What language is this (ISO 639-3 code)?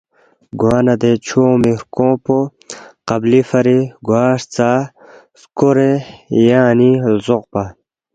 bft